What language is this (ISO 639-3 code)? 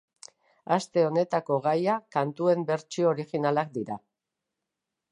eus